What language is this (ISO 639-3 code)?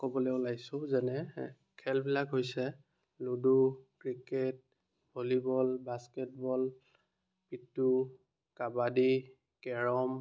asm